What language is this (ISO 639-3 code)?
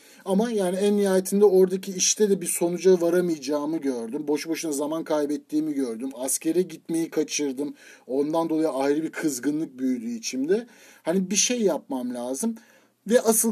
tur